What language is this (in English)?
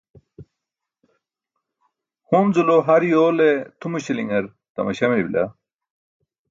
Burushaski